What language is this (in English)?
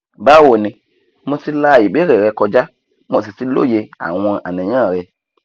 Yoruba